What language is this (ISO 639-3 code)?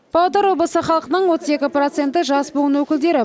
kaz